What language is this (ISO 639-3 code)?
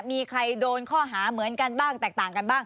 tha